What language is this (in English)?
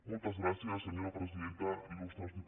Catalan